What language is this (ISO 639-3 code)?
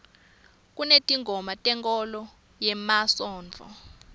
ssw